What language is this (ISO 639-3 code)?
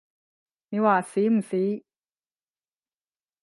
yue